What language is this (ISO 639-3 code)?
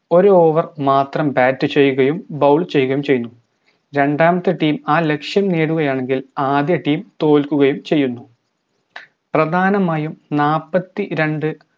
mal